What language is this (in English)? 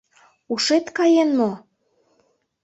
Mari